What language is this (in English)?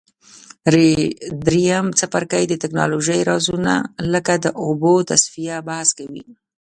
Pashto